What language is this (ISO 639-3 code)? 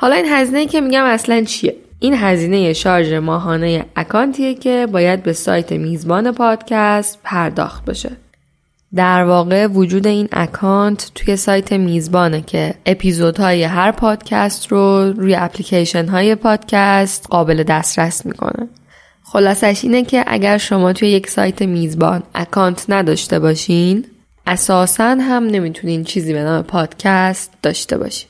fas